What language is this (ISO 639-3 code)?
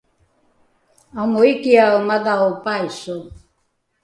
dru